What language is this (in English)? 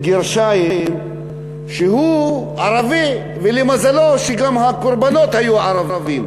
Hebrew